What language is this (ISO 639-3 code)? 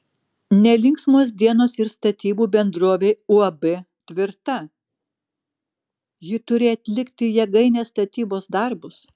lit